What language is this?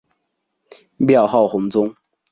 Chinese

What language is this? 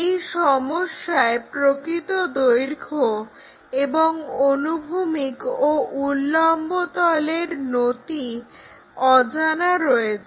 Bangla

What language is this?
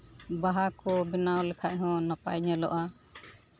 Santali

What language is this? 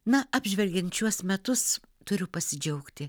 Lithuanian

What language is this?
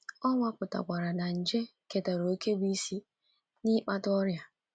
Igbo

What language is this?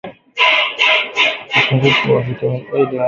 Swahili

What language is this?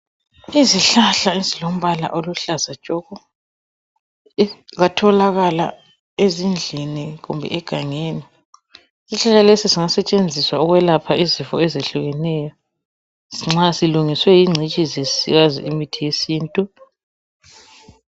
North Ndebele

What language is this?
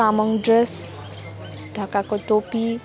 Nepali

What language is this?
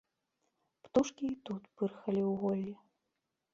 Belarusian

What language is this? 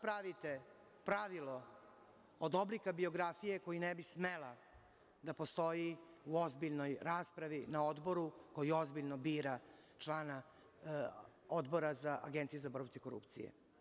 Serbian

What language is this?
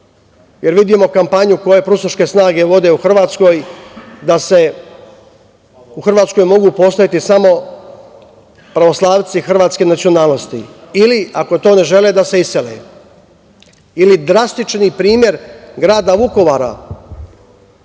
Serbian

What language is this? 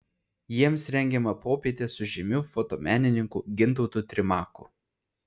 Lithuanian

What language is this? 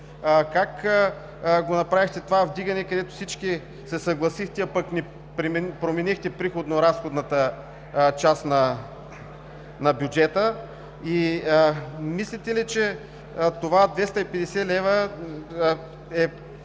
Bulgarian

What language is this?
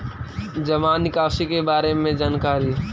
Magahi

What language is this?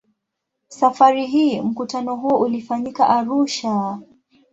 Swahili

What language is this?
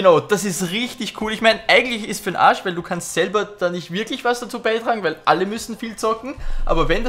German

